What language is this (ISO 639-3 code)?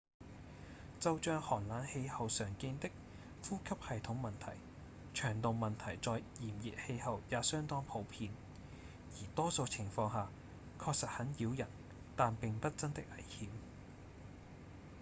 yue